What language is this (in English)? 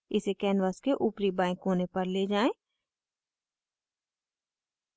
Hindi